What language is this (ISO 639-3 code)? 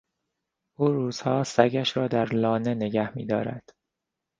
fas